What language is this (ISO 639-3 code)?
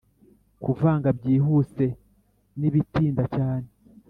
kin